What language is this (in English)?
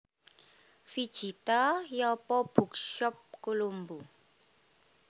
Javanese